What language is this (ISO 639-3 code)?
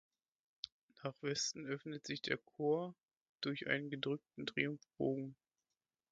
deu